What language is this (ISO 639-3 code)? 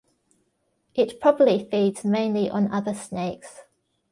eng